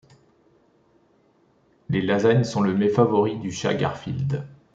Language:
French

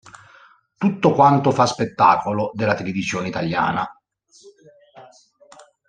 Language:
Italian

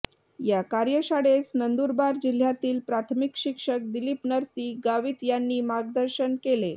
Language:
Marathi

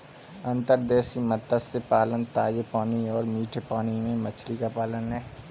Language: Hindi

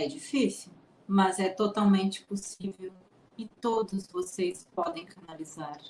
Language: Portuguese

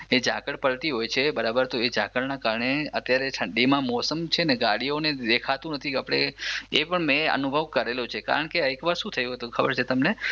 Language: Gujarati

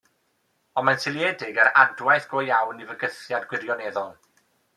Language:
Welsh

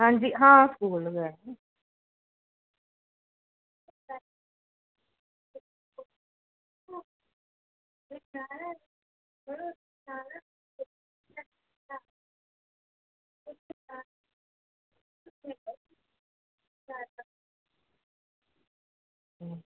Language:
Dogri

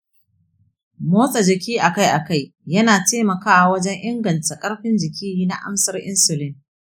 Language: Hausa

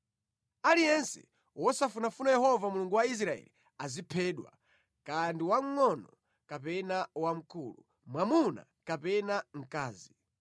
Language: Nyanja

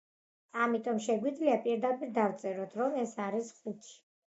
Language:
Georgian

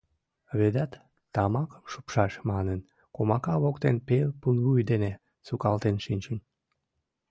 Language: Mari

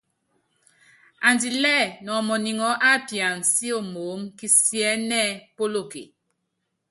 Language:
Yangben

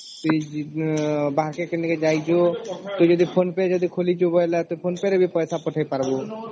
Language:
Odia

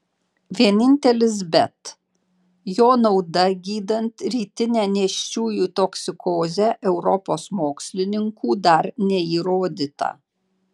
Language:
Lithuanian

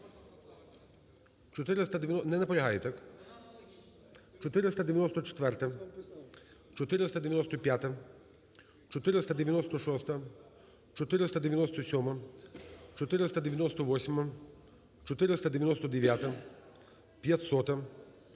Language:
Ukrainian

